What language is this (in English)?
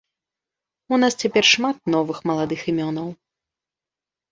Belarusian